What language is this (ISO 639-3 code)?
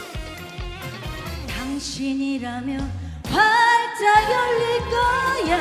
kor